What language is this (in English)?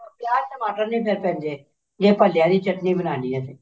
Punjabi